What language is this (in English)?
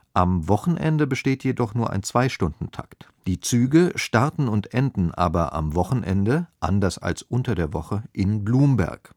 German